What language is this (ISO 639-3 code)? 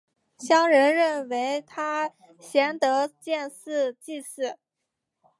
zho